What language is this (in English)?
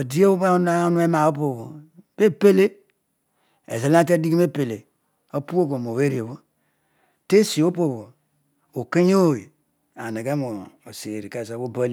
Odual